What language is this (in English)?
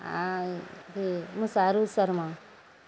Maithili